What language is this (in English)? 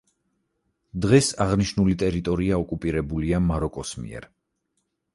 Georgian